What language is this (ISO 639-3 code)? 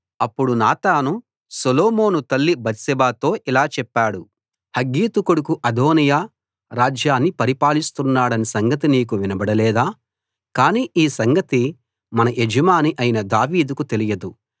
tel